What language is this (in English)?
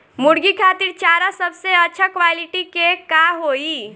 Bhojpuri